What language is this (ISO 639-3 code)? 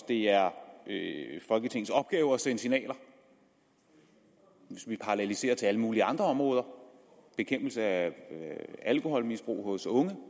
dan